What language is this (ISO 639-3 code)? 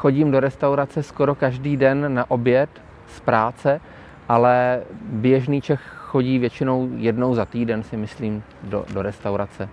ces